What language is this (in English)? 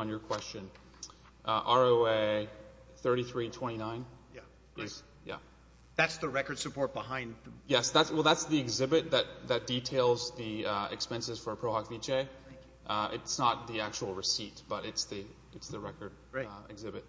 English